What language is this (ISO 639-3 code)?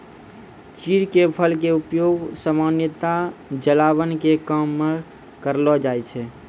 mai